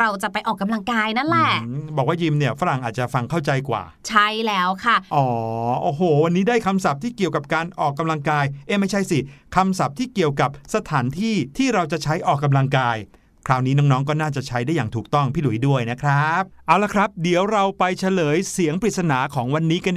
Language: Thai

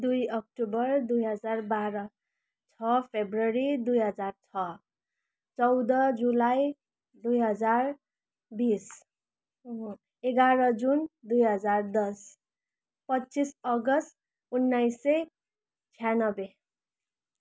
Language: Nepali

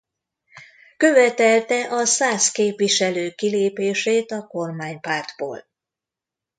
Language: Hungarian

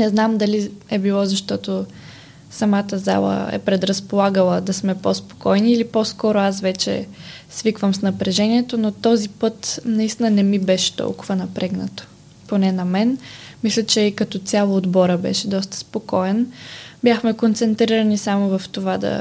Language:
Bulgarian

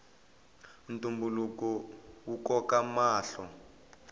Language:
Tsonga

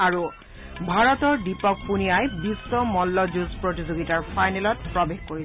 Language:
Assamese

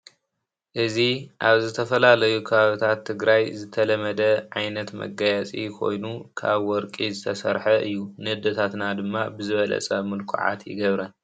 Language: Tigrinya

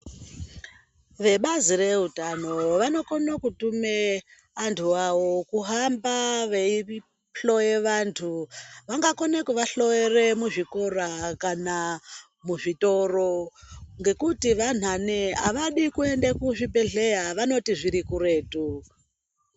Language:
Ndau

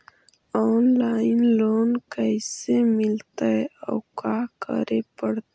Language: Magahi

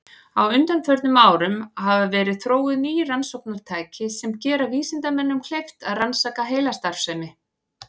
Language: Icelandic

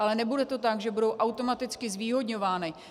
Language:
Czech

